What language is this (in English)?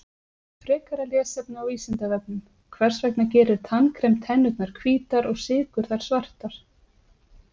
Icelandic